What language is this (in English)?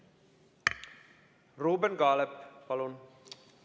Estonian